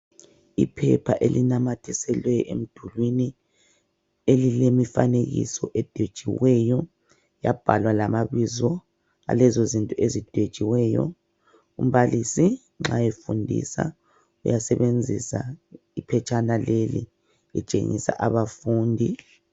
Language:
North Ndebele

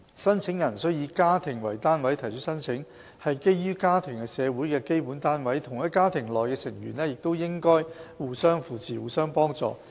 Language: Cantonese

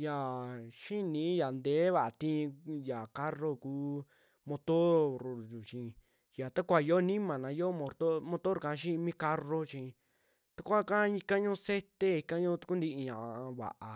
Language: Western Juxtlahuaca Mixtec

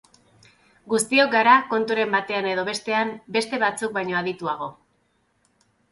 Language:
Basque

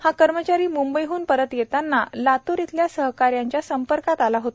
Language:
Marathi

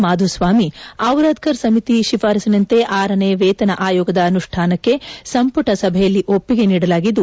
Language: Kannada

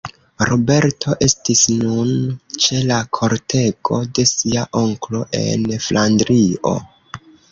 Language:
Esperanto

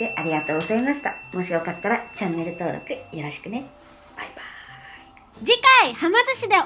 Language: Japanese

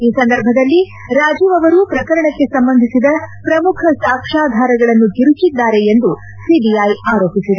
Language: Kannada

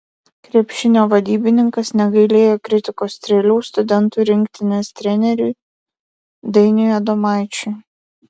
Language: Lithuanian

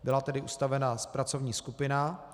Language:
Czech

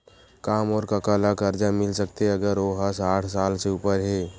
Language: Chhattisgarhi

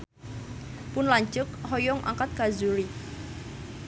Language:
Sundanese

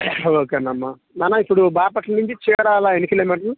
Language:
Telugu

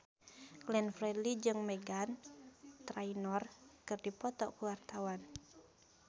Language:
Sundanese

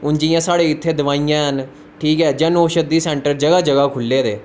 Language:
Dogri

